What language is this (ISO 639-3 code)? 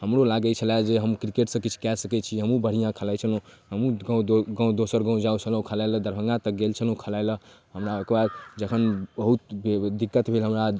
mai